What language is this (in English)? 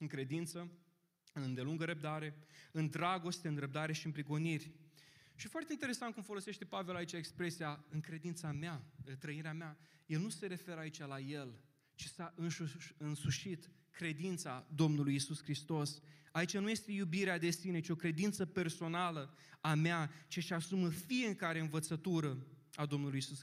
Romanian